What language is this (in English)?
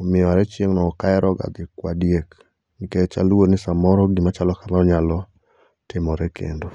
Luo (Kenya and Tanzania)